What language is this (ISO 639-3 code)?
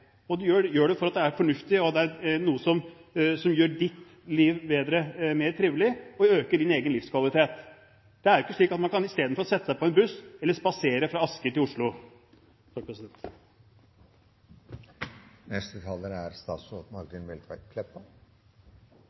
nor